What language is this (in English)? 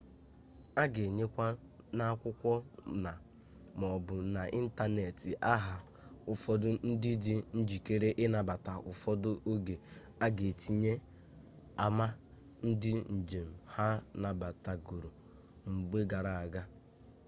Igbo